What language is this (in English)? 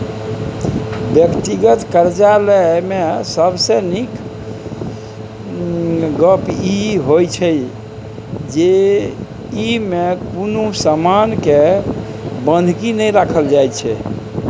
Maithili